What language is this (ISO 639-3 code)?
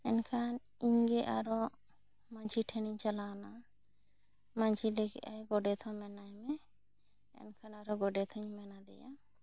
sat